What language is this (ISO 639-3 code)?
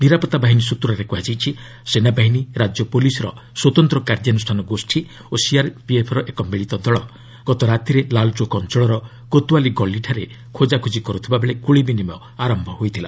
ori